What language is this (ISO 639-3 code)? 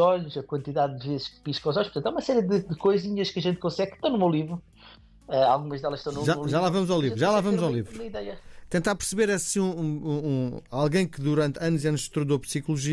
por